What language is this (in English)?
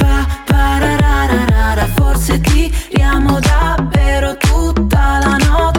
Italian